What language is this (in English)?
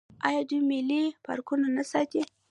Pashto